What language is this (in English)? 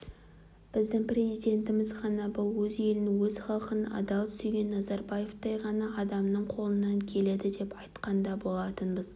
Kazakh